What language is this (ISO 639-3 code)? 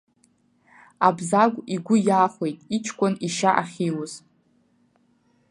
abk